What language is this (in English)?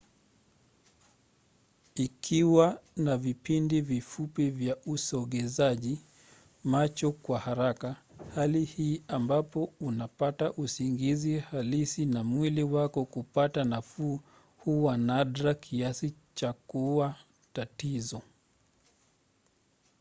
Swahili